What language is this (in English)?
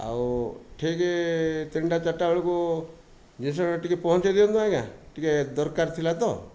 Odia